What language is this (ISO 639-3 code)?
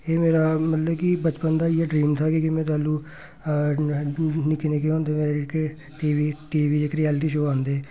doi